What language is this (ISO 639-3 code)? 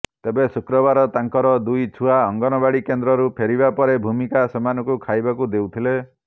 ori